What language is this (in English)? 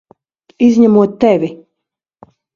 Latvian